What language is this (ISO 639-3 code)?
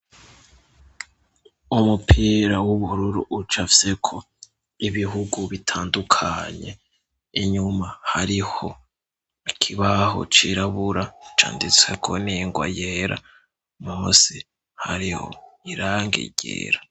run